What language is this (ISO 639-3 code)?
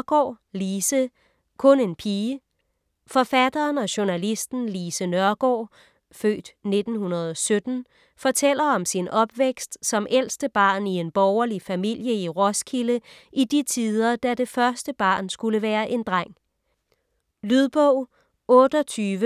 dan